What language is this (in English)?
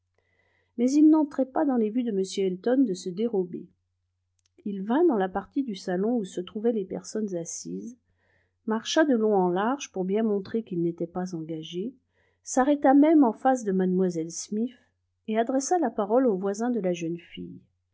French